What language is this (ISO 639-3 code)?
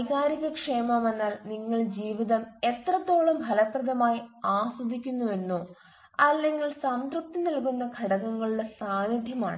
mal